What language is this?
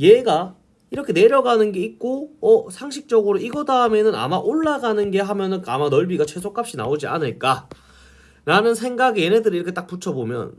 Korean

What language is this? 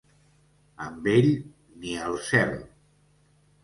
Catalan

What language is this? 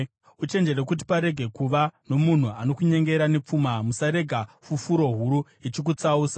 Shona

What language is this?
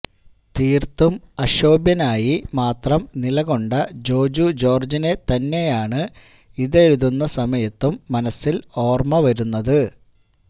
Malayalam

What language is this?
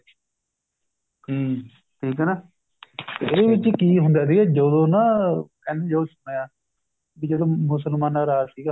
Punjabi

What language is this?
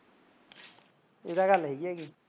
Punjabi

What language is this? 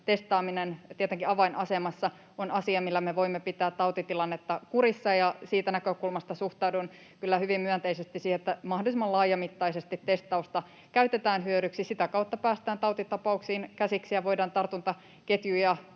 Finnish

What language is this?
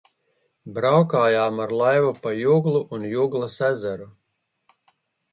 Latvian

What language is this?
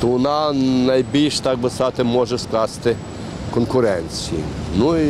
Ukrainian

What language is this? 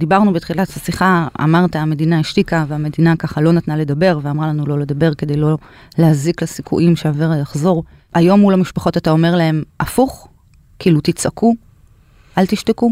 Hebrew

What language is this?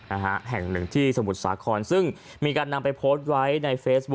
Thai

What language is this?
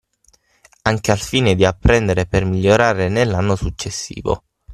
Italian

